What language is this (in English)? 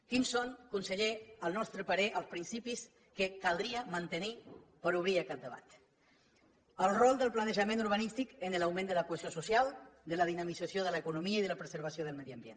Catalan